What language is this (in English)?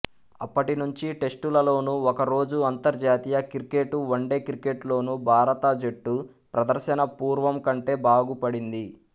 Telugu